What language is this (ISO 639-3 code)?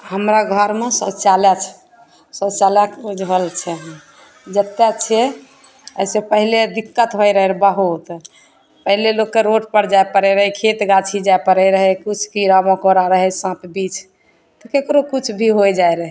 mai